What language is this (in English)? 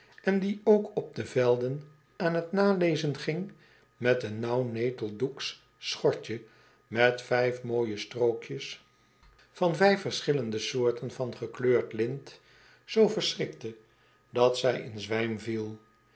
Dutch